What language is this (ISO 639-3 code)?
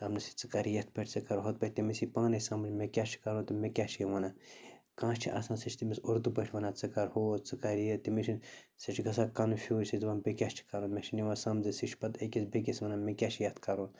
kas